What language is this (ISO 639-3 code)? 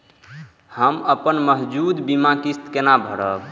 mai